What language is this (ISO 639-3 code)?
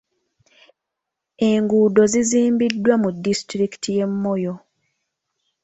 lug